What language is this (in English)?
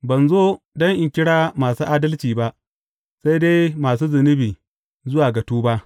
Hausa